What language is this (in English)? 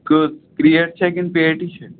Kashmiri